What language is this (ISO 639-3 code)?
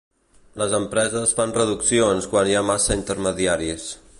cat